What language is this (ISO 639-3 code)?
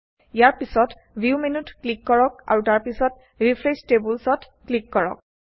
asm